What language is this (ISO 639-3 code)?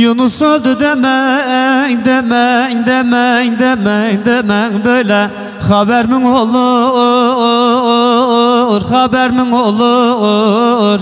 tur